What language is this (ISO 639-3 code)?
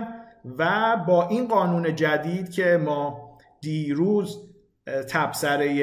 fas